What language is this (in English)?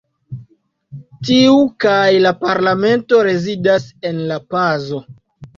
Esperanto